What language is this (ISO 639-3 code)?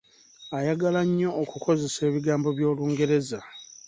lug